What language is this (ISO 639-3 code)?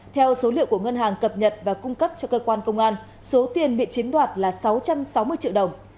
vie